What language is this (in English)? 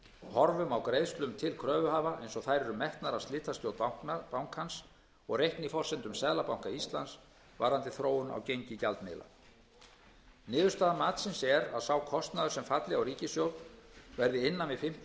Icelandic